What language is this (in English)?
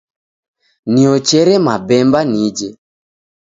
Taita